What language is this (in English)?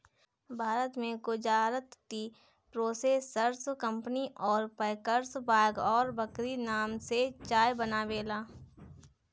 Bhojpuri